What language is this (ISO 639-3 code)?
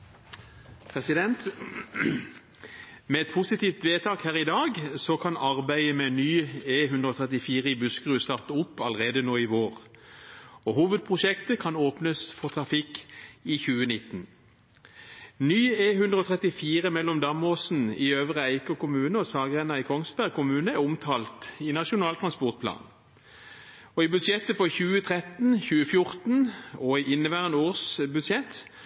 nob